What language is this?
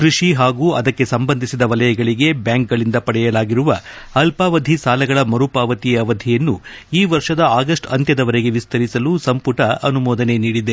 Kannada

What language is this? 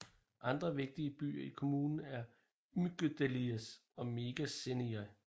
Danish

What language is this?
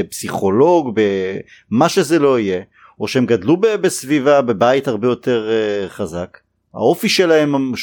Hebrew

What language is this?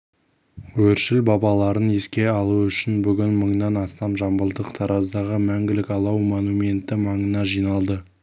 Kazakh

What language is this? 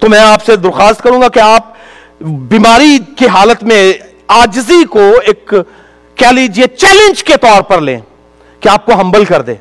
Urdu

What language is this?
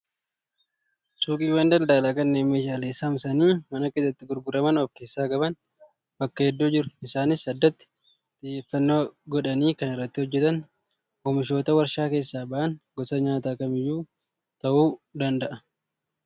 Oromo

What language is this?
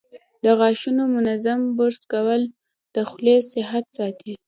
Pashto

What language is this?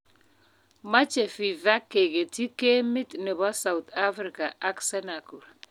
Kalenjin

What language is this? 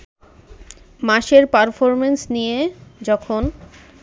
Bangla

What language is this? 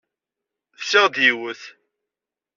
Kabyle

